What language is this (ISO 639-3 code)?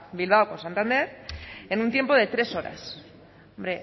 spa